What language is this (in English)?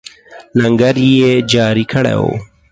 Pashto